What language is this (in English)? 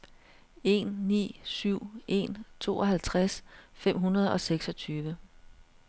Danish